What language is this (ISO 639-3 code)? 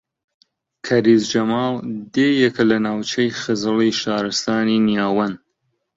ckb